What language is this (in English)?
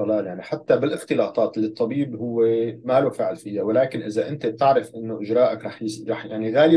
Arabic